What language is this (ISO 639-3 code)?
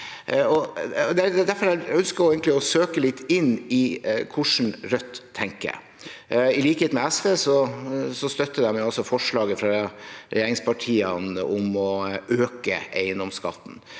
nor